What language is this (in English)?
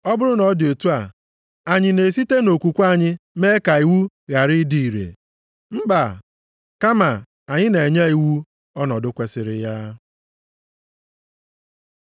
Igbo